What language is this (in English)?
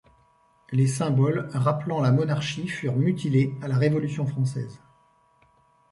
French